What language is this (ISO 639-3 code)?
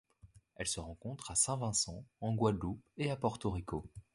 fra